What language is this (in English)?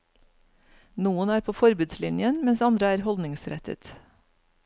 Norwegian